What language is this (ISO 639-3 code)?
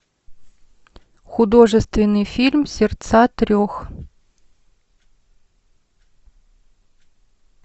rus